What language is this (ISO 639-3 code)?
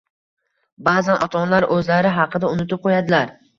uzb